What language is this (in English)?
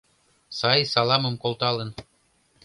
Mari